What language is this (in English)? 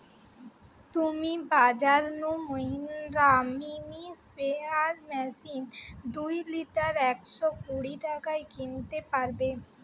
Bangla